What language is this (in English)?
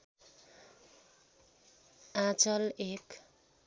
Nepali